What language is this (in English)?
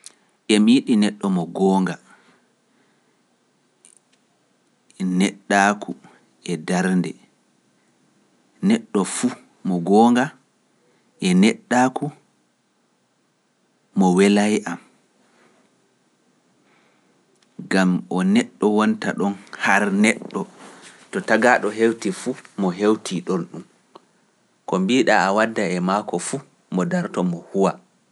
Pular